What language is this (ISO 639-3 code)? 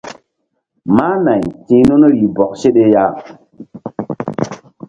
mdd